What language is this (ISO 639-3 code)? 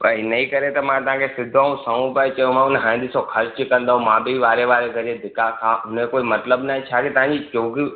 snd